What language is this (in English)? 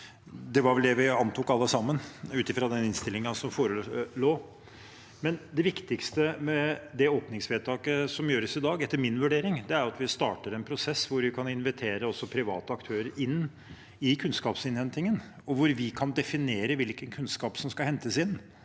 Norwegian